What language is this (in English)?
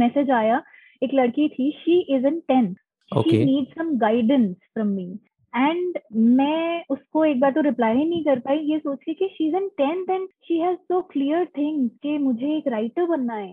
Hindi